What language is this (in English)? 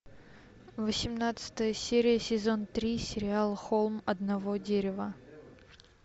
Russian